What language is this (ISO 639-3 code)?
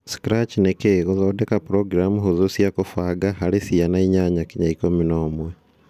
kik